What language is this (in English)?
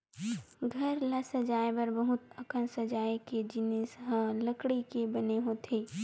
Chhattisgarhi